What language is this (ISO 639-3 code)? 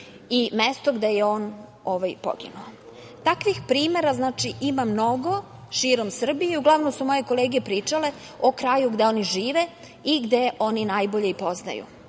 srp